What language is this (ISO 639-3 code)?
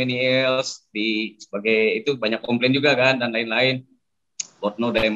ind